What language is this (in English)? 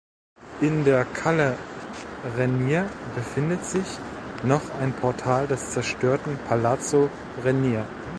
German